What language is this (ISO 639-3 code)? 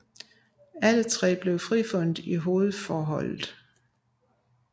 dan